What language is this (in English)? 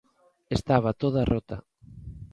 Galician